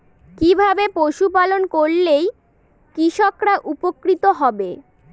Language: Bangla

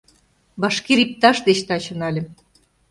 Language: Mari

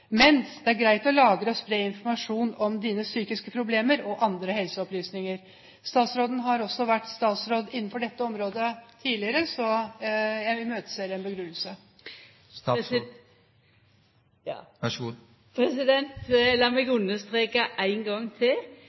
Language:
Norwegian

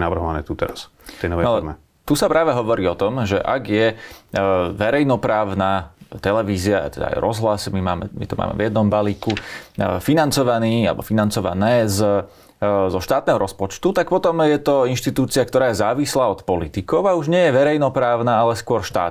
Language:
Slovak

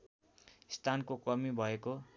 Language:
Nepali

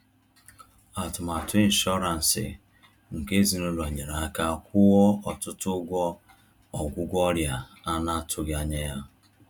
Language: Igbo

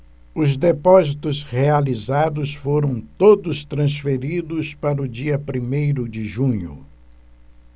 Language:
Portuguese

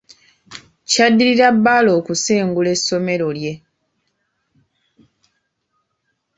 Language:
Ganda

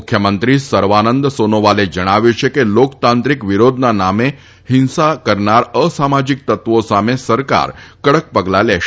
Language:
Gujarati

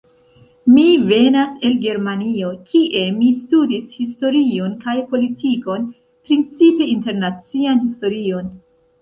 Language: Esperanto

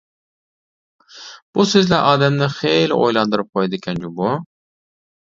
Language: Uyghur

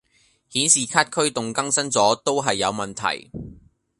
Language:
Cantonese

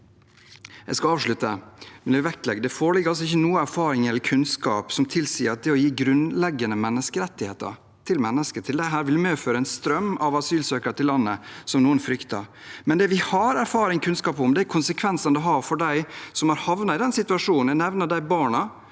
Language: Norwegian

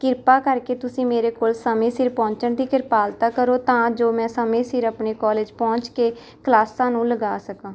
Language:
Punjabi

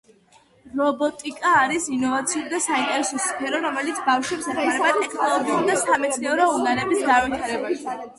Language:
Georgian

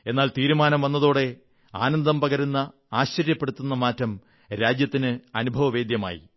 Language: Malayalam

